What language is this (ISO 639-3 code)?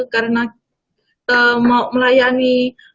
ind